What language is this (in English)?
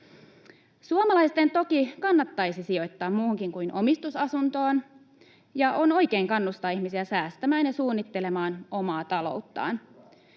Finnish